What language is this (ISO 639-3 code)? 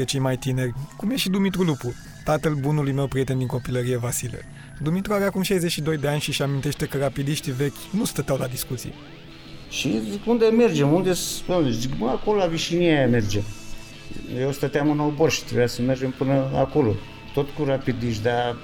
ron